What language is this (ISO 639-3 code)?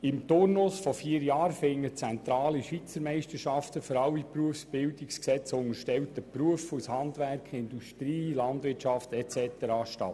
gsw